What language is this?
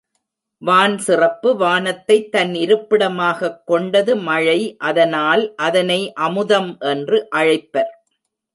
Tamil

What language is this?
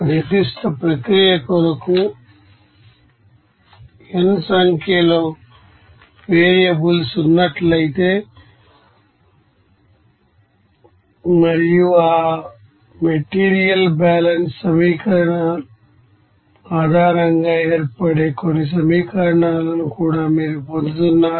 Telugu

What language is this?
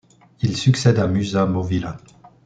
French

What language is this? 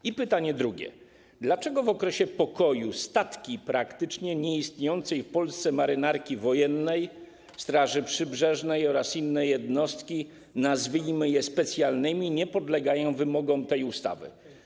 Polish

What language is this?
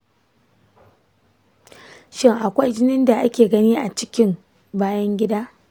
Hausa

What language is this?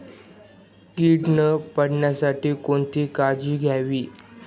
Marathi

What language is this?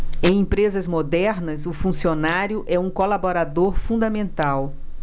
Portuguese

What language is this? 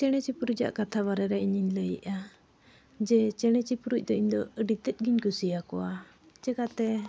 Santali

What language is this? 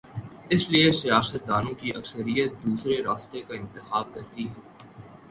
Urdu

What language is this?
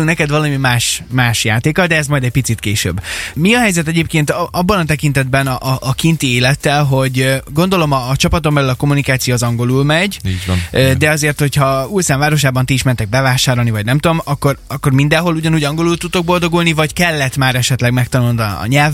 Hungarian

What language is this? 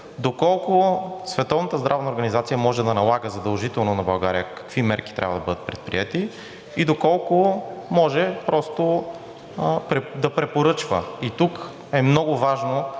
Bulgarian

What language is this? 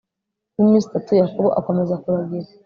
Kinyarwanda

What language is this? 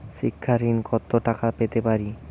Bangla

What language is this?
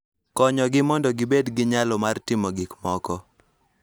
Luo (Kenya and Tanzania)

